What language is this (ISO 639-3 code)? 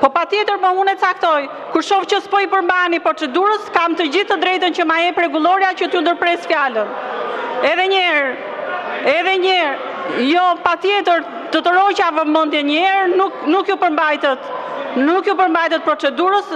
ron